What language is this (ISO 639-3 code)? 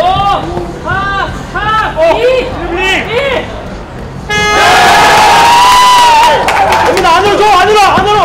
kor